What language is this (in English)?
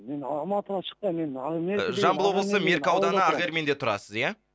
Kazakh